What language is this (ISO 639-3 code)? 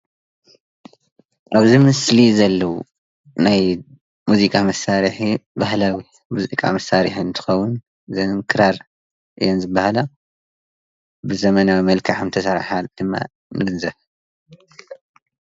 tir